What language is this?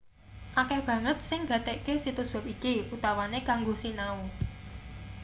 Javanese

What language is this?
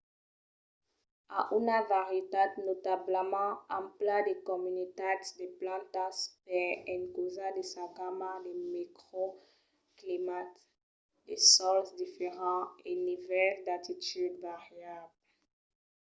Occitan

